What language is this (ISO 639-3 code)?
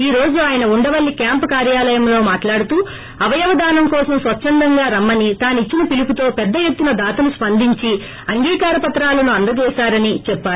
tel